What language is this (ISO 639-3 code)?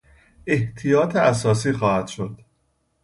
fas